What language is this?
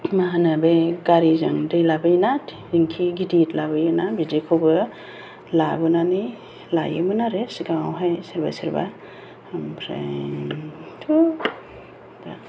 Bodo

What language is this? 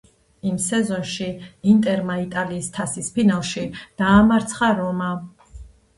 Georgian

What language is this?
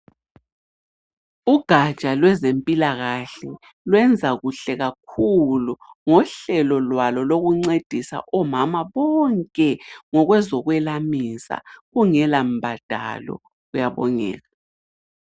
North Ndebele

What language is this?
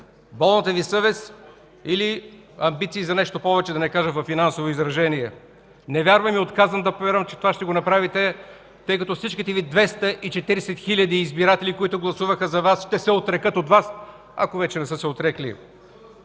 Bulgarian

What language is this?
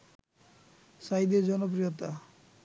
Bangla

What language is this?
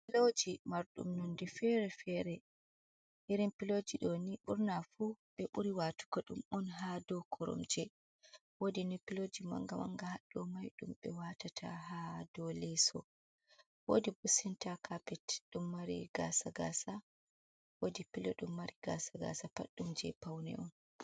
Fula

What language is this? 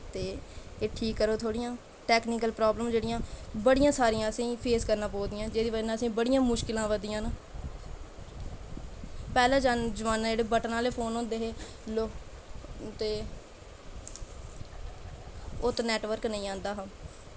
Dogri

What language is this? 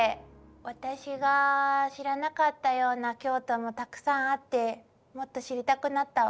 Japanese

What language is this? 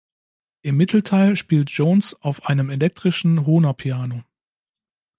German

